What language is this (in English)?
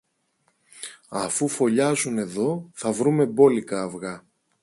Greek